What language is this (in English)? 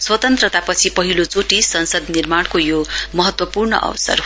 Nepali